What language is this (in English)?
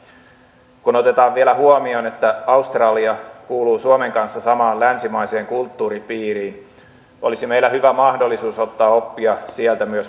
Finnish